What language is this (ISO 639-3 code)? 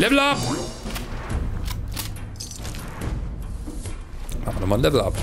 deu